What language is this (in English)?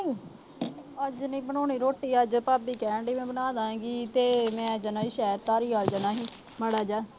Punjabi